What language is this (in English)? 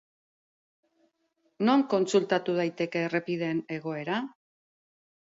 Basque